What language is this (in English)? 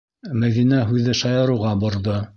Bashkir